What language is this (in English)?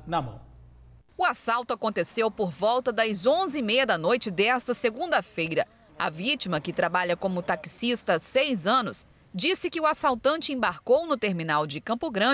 Portuguese